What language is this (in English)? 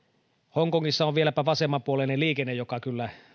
Finnish